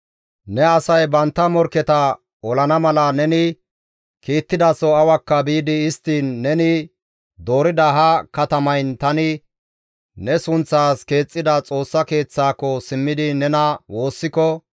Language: Gamo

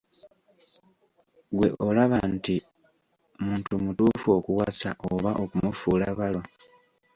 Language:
Ganda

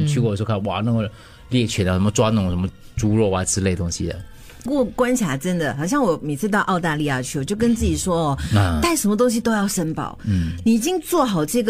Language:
Chinese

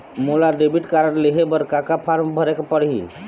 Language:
Chhattisgarhi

